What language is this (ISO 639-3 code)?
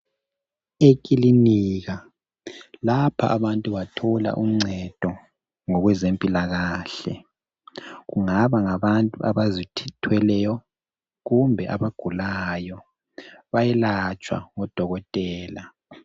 nde